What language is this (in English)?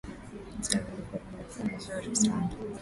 Swahili